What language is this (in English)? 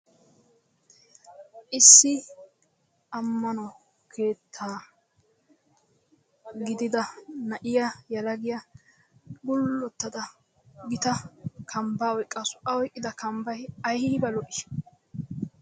Wolaytta